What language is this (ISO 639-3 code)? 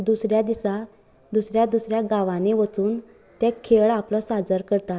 kok